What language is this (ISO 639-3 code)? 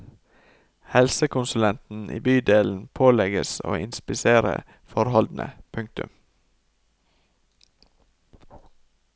nor